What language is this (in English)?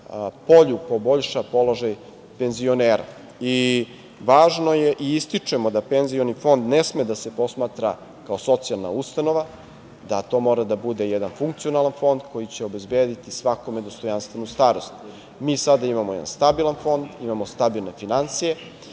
Serbian